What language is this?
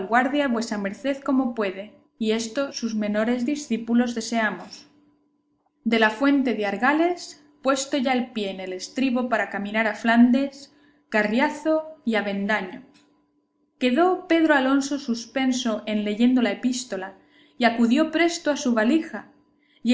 Spanish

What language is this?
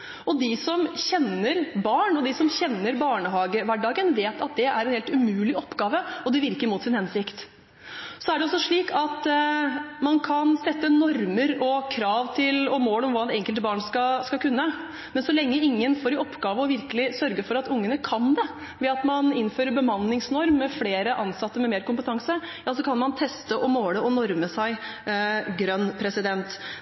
Norwegian Bokmål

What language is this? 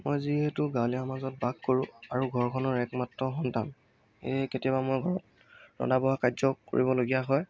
Assamese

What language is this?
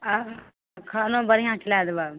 Maithili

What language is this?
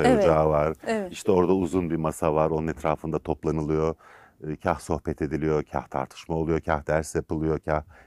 Turkish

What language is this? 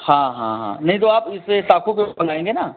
Hindi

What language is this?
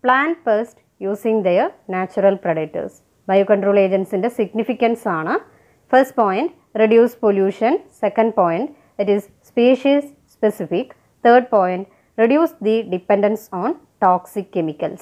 Hindi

